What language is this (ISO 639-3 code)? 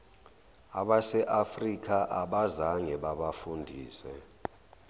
zul